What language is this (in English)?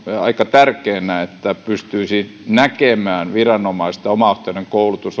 Finnish